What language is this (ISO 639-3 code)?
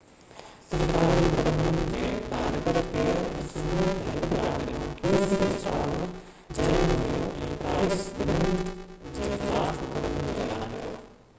snd